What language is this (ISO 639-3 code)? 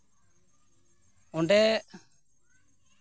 sat